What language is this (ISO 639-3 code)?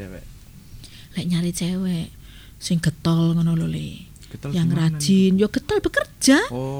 ind